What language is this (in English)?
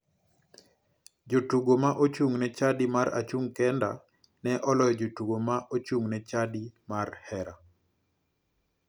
Luo (Kenya and Tanzania)